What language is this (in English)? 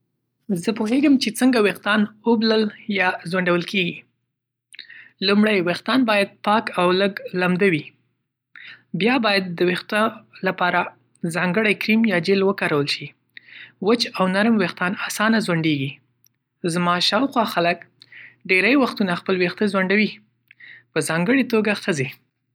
Pashto